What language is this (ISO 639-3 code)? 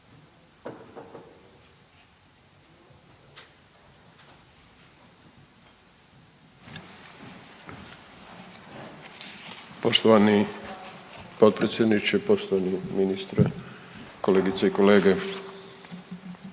hrv